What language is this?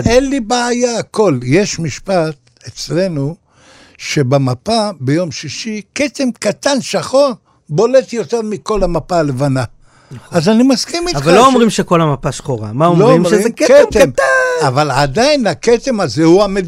Hebrew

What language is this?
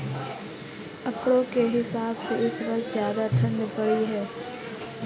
Hindi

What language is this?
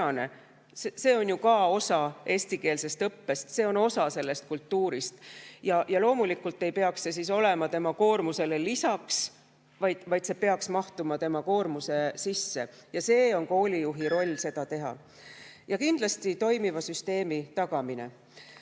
Estonian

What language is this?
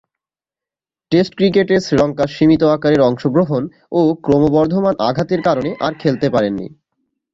Bangla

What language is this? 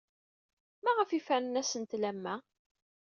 Kabyle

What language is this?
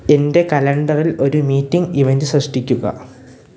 Malayalam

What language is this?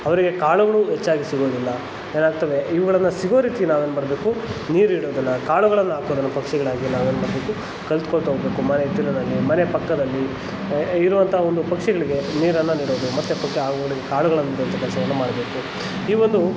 Kannada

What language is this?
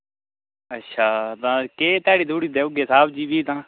Dogri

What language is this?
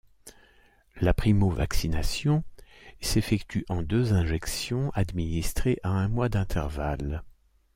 French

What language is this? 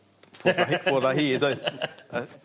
Welsh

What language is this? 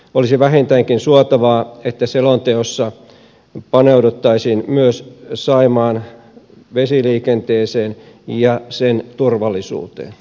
Finnish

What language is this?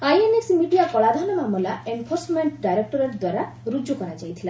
Odia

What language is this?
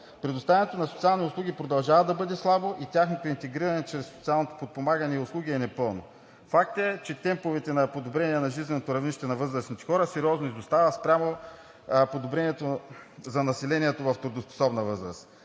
Bulgarian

